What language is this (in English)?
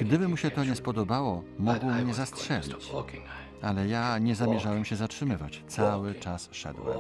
Polish